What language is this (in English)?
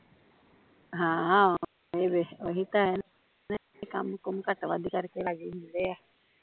Punjabi